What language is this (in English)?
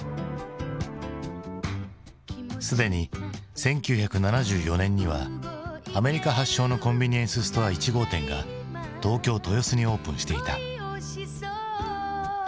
Japanese